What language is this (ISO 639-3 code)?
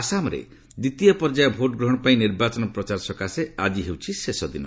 ori